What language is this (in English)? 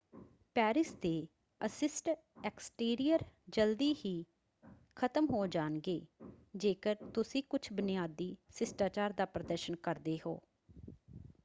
Punjabi